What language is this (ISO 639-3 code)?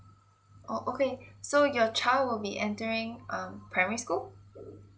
eng